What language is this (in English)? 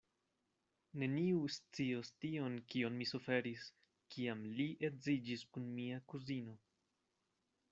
Esperanto